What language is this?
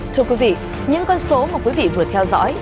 Vietnamese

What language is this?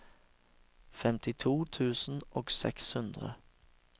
Norwegian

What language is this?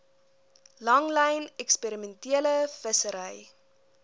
Afrikaans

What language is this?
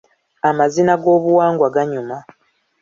Ganda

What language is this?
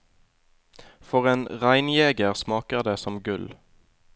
Norwegian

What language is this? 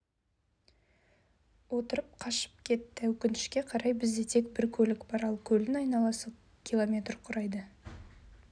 Kazakh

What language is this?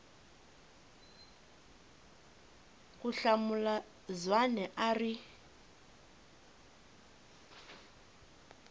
Tsonga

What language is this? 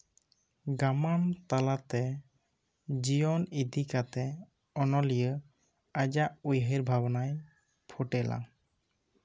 Santali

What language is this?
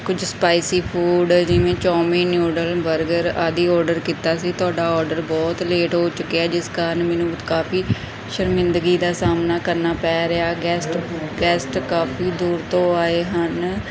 Punjabi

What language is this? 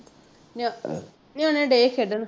Punjabi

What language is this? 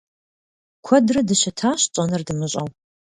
Kabardian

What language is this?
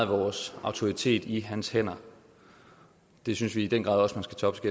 Danish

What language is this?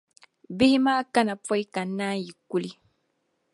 Dagbani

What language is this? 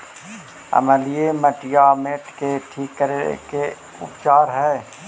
Magahi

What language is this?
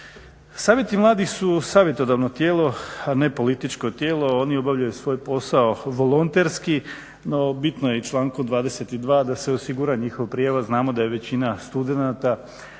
Croatian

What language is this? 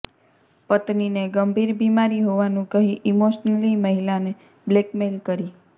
Gujarati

